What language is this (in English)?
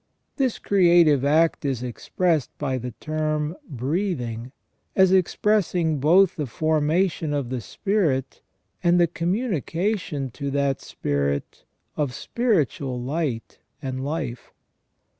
English